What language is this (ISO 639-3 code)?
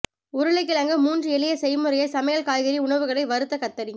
tam